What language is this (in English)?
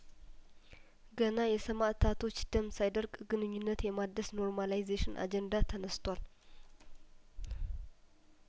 Amharic